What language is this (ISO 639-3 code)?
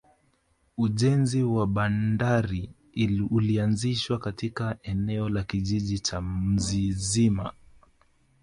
swa